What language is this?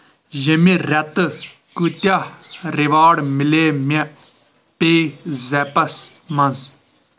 Kashmiri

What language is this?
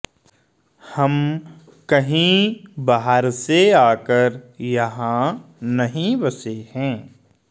Sanskrit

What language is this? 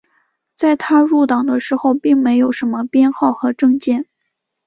Chinese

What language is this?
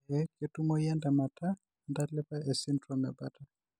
Masai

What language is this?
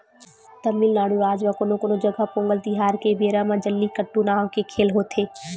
Chhattisgarhi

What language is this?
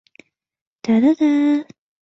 Chinese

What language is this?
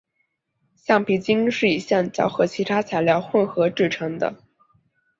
Chinese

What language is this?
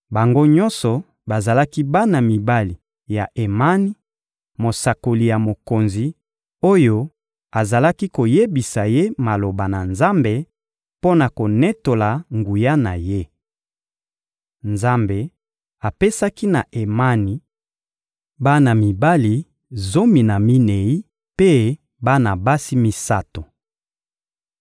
Lingala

